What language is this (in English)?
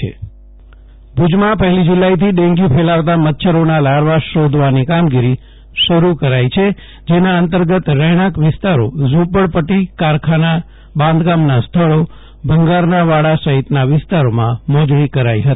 Gujarati